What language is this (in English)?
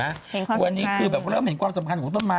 Thai